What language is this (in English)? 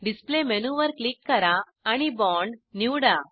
Marathi